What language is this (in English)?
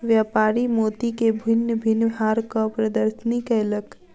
Maithili